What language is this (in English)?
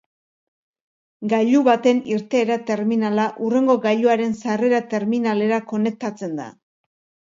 Basque